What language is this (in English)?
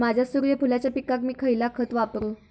Marathi